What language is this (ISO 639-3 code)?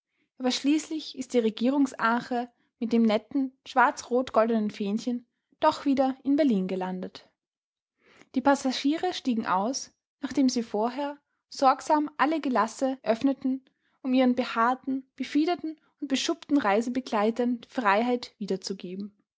deu